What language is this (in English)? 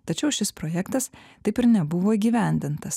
Lithuanian